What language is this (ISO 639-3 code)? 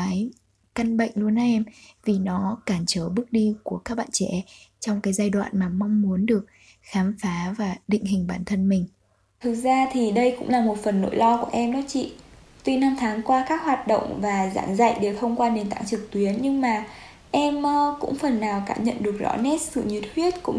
vie